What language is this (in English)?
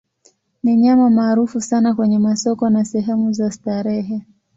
Swahili